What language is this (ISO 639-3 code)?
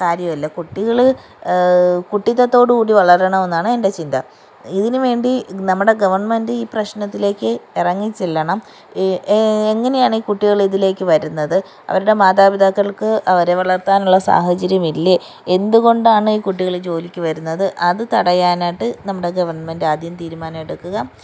mal